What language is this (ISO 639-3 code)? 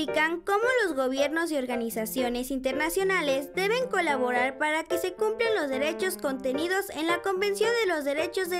spa